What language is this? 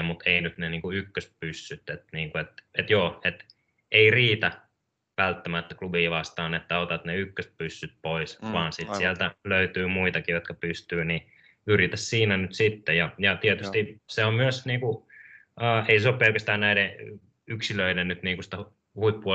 Finnish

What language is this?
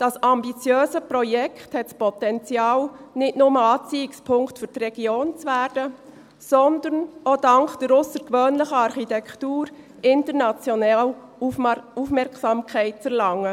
Swiss German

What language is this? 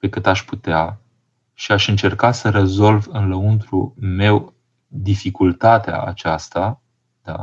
Romanian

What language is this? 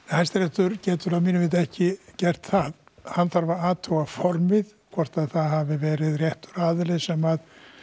Icelandic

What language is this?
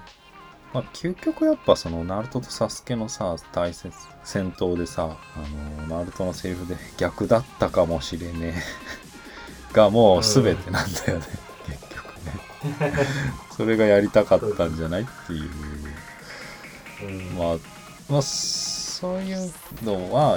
Japanese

